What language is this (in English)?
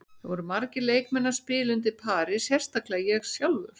Icelandic